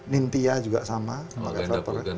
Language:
Indonesian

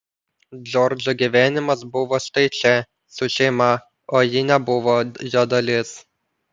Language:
Lithuanian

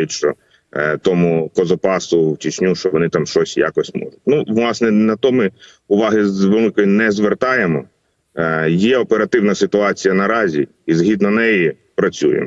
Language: Ukrainian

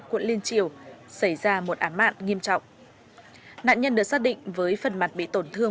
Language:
Vietnamese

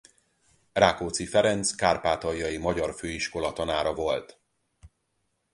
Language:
Hungarian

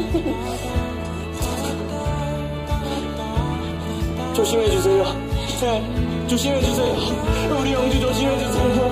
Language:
Korean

